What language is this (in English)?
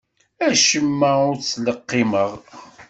Kabyle